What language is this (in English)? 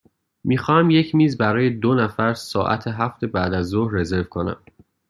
Persian